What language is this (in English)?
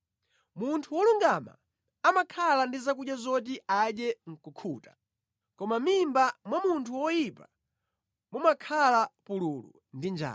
Nyanja